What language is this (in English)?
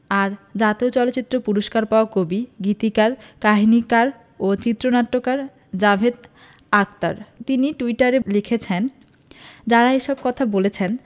Bangla